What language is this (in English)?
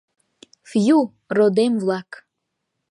Mari